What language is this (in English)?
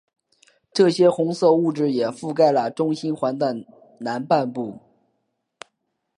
Chinese